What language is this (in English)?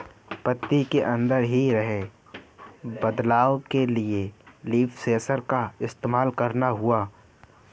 Hindi